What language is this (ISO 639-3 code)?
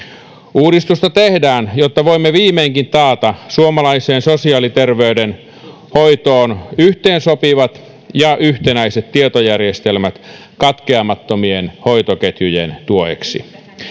fin